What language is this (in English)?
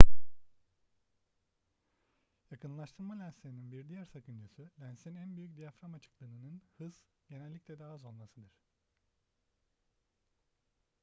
Turkish